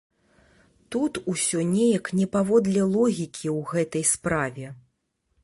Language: Belarusian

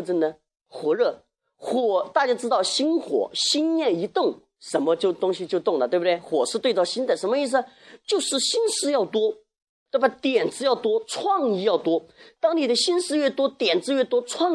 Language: Chinese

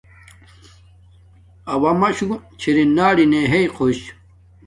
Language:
Domaaki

